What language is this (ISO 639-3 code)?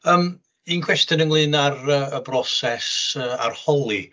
cym